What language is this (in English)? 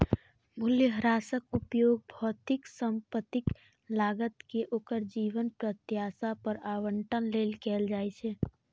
Maithili